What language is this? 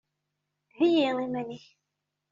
Kabyle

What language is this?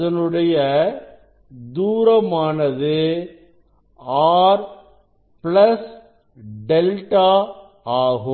Tamil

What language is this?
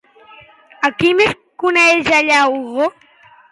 Catalan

